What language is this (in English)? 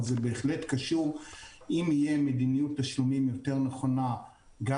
Hebrew